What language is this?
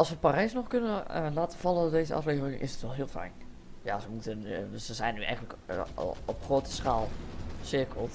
Dutch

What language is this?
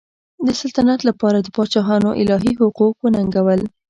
Pashto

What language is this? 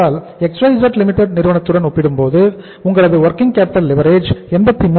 Tamil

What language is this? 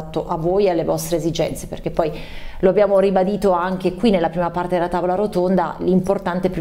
Italian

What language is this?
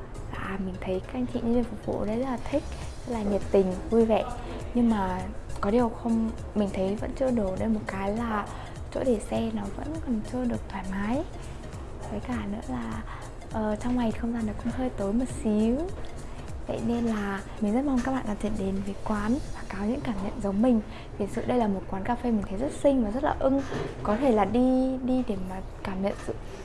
Vietnamese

